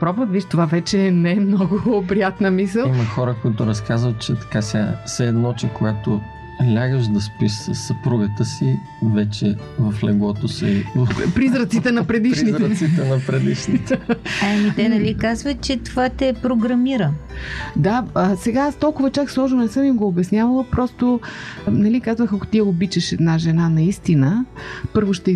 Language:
Bulgarian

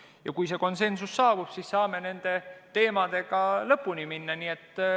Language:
Estonian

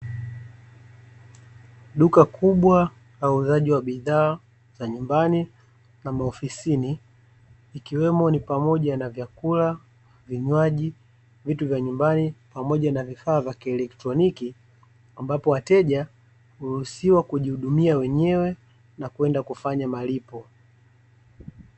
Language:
Swahili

